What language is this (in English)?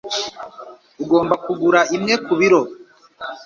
Kinyarwanda